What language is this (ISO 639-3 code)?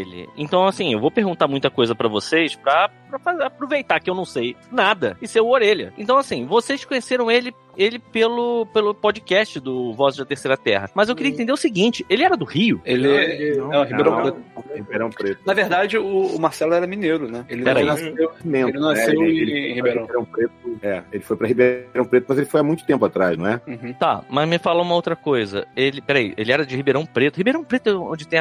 por